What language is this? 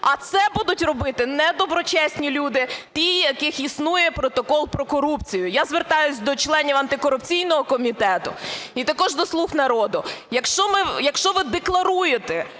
Ukrainian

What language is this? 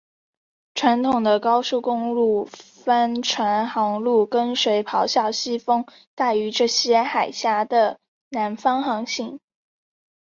Chinese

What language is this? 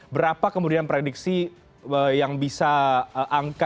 Indonesian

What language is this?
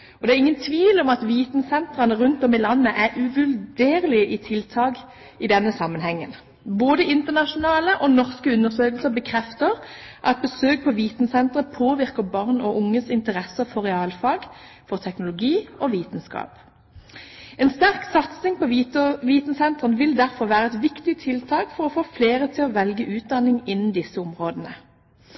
Norwegian Bokmål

